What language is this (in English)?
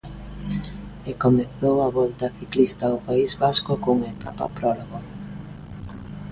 Galician